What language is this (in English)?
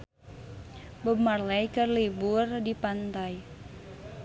Sundanese